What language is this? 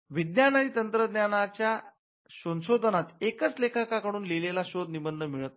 Marathi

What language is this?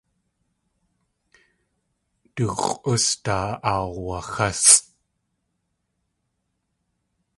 Tlingit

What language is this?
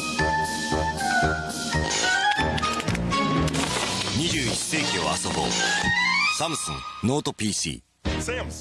Japanese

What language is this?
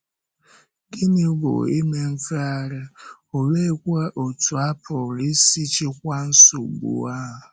Igbo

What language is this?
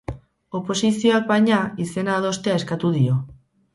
Basque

